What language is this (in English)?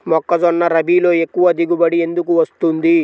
Telugu